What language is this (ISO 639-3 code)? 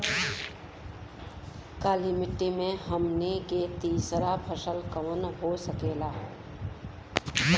bho